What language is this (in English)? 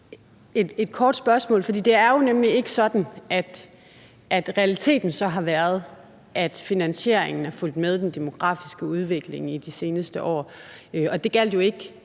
Danish